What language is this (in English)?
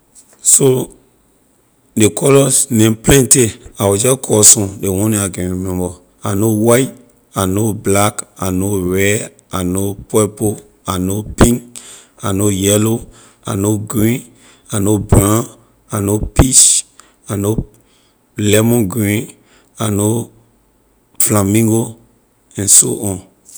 Liberian English